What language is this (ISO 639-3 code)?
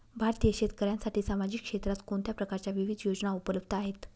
mar